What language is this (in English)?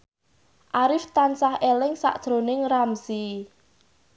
Javanese